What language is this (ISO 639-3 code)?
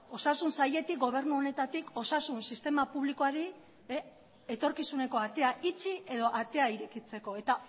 eus